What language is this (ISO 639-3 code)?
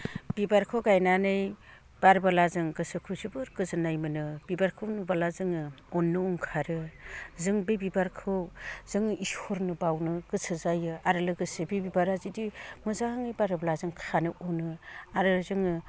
brx